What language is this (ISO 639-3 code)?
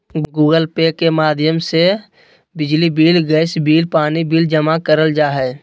mag